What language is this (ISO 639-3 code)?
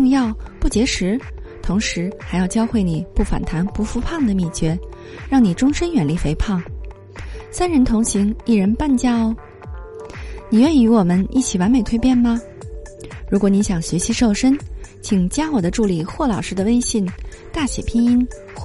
zho